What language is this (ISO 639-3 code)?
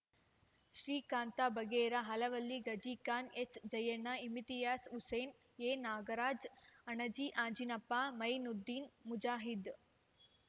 kan